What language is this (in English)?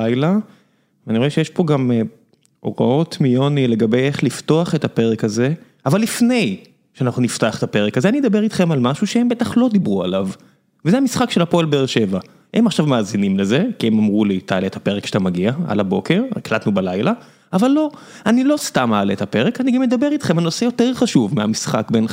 Hebrew